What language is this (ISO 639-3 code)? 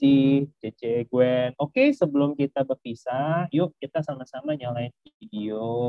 ind